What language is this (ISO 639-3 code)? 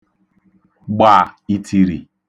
ibo